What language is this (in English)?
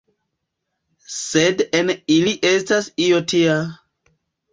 Esperanto